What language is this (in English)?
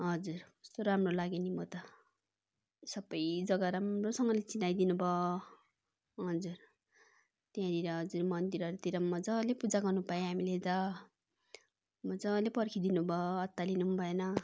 Nepali